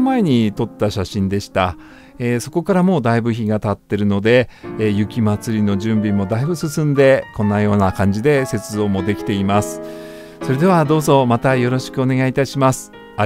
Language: Japanese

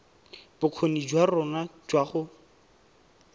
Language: Tswana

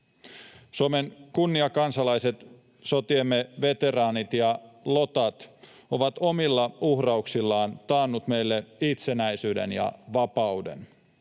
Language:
Finnish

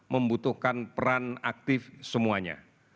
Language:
Indonesian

